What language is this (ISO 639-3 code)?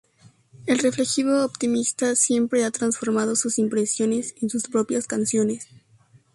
spa